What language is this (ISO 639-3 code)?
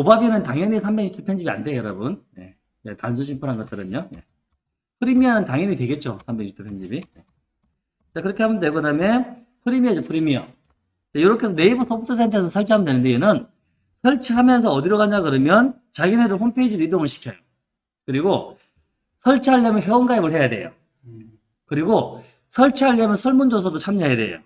kor